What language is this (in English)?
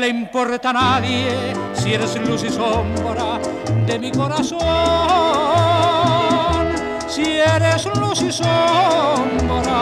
Spanish